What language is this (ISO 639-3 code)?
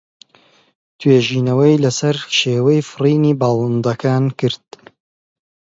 ckb